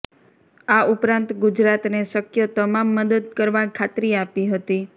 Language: Gujarati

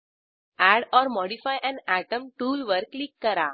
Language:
Marathi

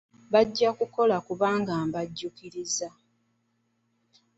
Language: Ganda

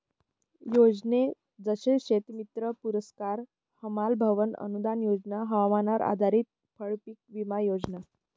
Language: Marathi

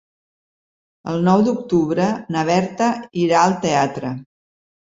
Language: Catalan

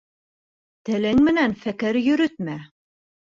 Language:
Bashkir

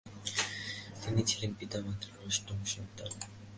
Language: Bangla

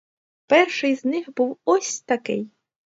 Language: Ukrainian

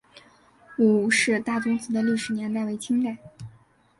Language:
Chinese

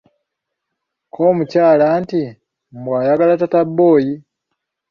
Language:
Ganda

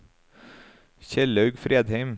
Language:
Norwegian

